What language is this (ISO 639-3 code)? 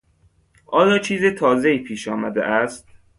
fas